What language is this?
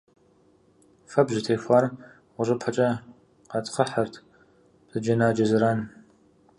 Kabardian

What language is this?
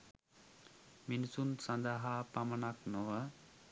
Sinhala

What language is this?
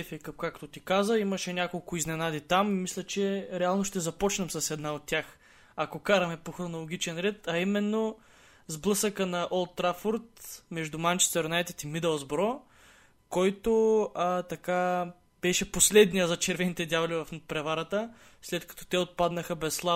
Bulgarian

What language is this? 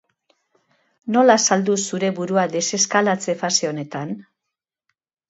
Basque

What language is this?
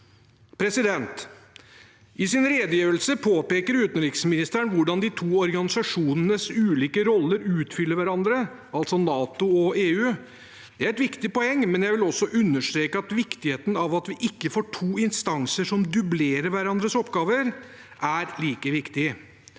Norwegian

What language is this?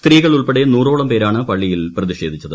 Malayalam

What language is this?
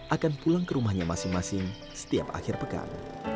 Indonesian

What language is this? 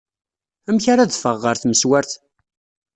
Kabyle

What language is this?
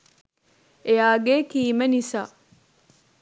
Sinhala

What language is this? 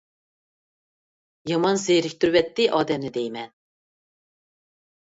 Uyghur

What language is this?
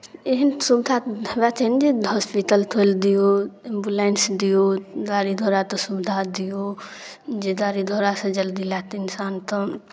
Maithili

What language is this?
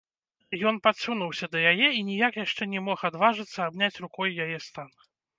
Belarusian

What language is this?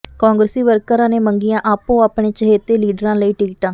Punjabi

